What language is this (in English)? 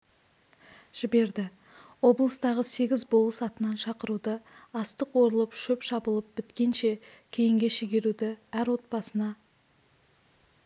Kazakh